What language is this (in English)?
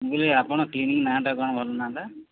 Odia